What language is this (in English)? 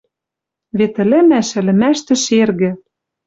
Western Mari